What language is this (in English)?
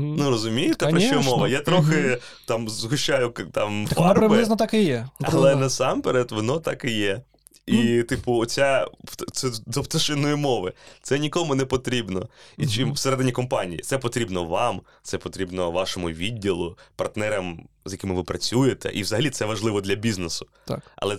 Ukrainian